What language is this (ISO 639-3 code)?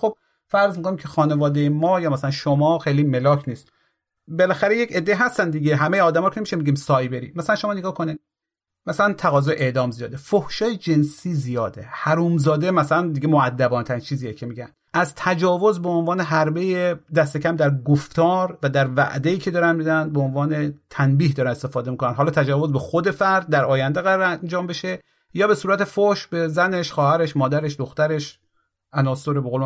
fas